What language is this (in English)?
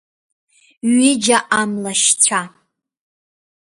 Abkhazian